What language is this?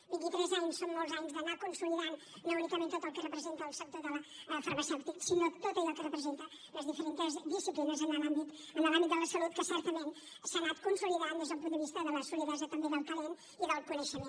Catalan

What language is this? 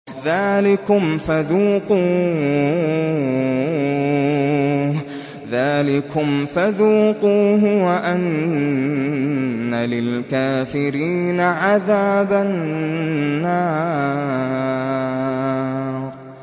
Arabic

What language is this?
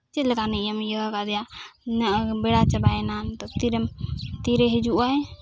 Santali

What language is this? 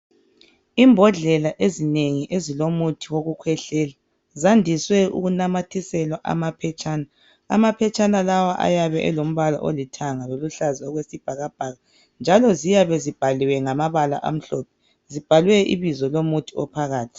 North Ndebele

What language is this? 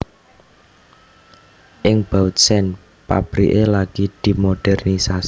Javanese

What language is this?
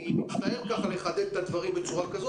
Hebrew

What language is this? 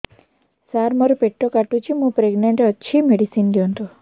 Odia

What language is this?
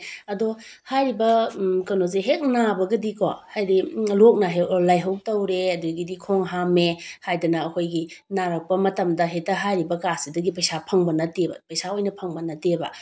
Manipuri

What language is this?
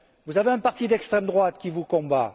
French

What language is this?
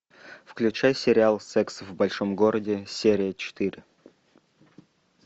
Russian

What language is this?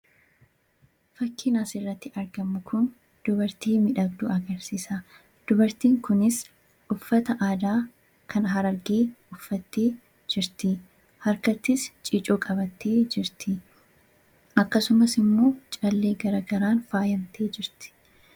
Oromo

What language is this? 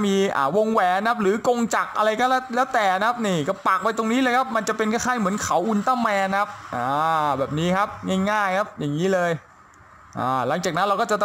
Thai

